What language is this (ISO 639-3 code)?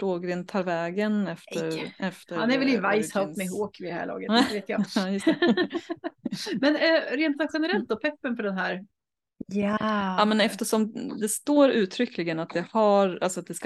swe